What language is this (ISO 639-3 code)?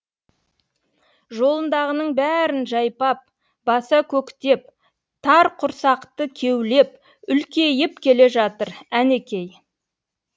kaz